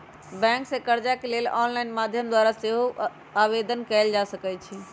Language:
Magahi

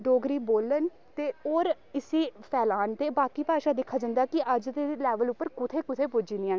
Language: Dogri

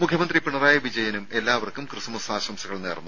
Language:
Malayalam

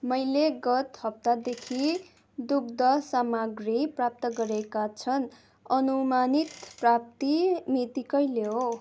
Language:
Nepali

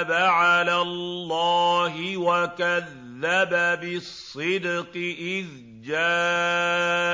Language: Arabic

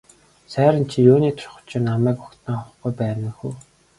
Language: Mongolian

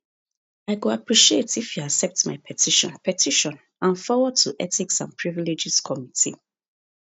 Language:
Nigerian Pidgin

